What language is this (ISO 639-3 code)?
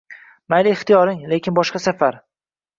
uzb